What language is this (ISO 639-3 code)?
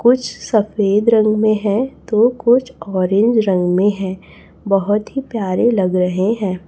hin